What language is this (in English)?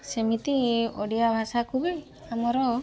Odia